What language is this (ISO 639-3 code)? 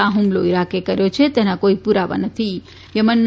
guj